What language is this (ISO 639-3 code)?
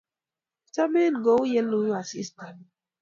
kln